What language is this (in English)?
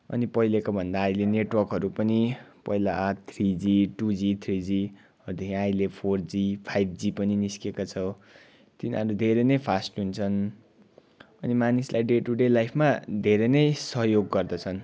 Nepali